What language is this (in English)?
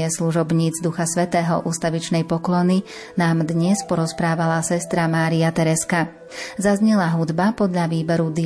Slovak